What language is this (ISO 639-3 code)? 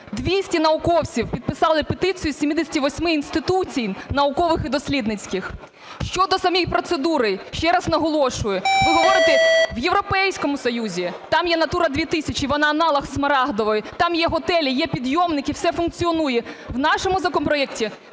ukr